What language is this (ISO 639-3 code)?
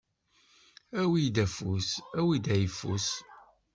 kab